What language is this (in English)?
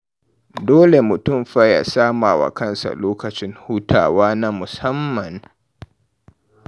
Hausa